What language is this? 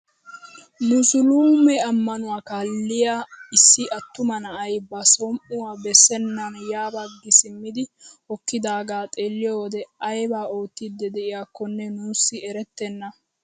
Wolaytta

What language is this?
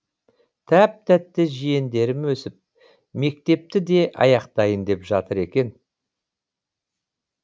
Kazakh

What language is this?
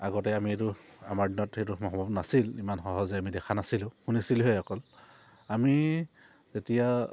Assamese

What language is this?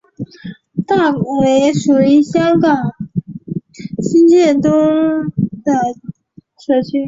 Chinese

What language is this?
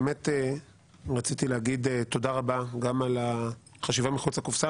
Hebrew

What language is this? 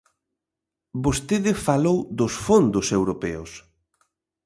Galician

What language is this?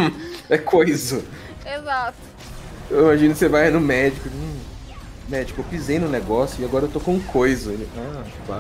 Portuguese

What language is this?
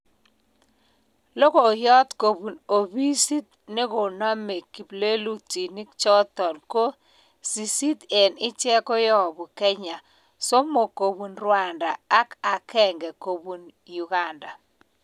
Kalenjin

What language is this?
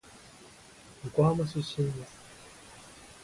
Japanese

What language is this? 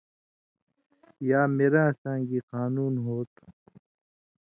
Indus Kohistani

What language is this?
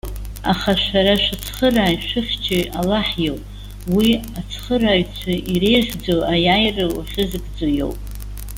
Abkhazian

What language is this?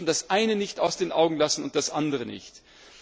German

